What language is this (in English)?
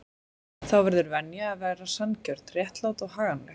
Icelandic